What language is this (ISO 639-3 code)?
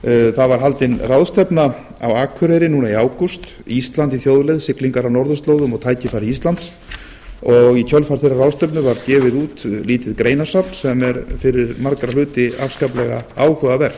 isl